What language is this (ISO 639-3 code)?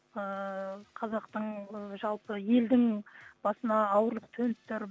kaz